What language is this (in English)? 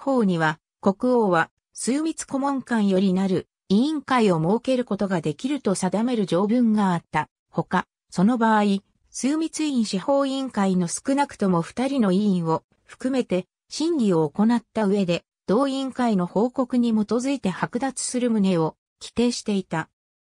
Japanese